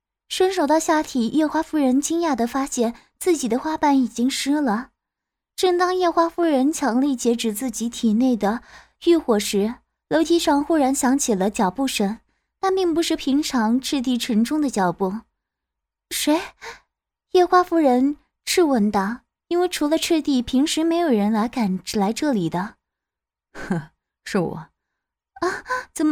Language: Chinese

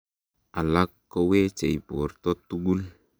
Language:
Kalenjin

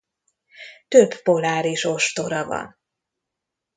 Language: Hungarian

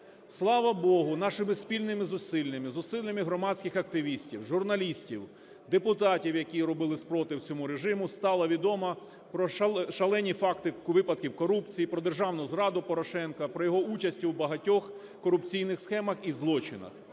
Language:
Ukrainian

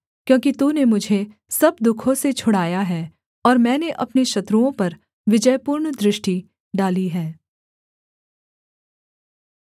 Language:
Hindi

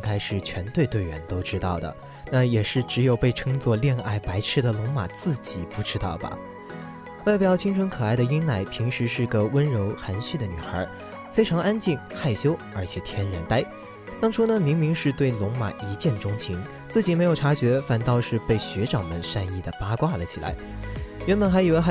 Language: Chinese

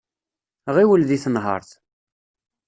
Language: Kabyle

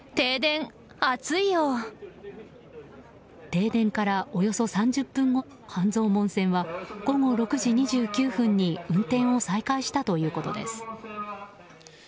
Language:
Japanese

